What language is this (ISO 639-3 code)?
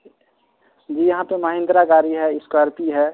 urd